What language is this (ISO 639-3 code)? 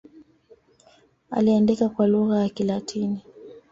swa